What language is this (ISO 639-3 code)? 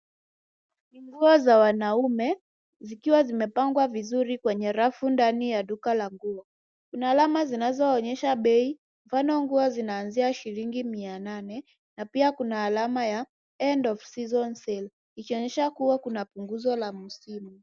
swa